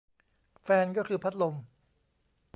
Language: Thai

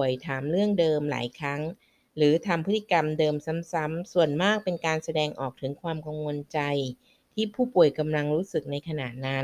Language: Thai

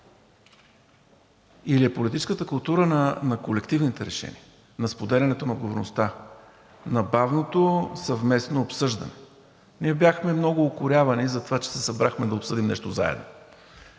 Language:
Bulgarian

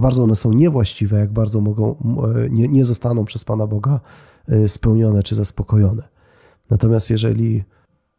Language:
Polish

